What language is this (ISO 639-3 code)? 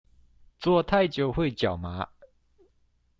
zho